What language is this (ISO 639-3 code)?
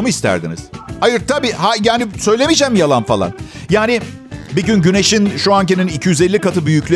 tur